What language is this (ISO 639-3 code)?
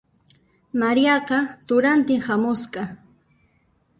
qxp